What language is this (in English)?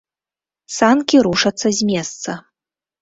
Belarusian